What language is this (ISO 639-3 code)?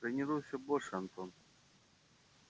rus